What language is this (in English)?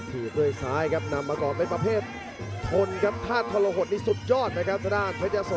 Thai